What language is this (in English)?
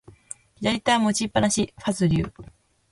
Japanese